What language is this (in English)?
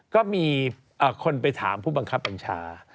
Thai